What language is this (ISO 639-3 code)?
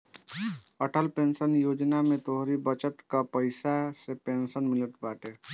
bho